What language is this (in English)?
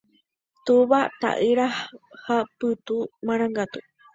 Guarani